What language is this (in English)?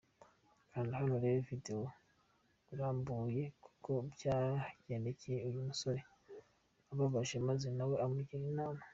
Kinyarwanda